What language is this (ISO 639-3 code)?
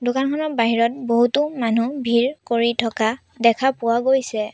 asm